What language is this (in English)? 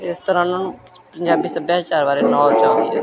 Punjabi